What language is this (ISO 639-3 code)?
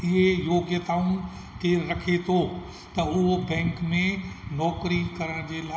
snd